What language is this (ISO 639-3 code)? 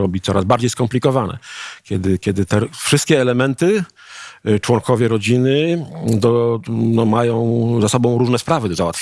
pol